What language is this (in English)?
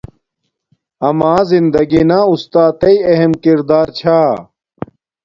Domaaki